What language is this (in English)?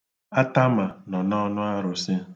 Igbo